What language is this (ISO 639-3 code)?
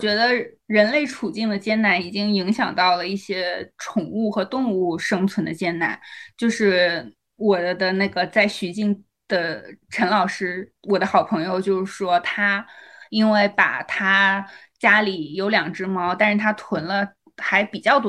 zho